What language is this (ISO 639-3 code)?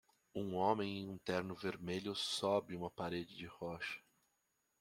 por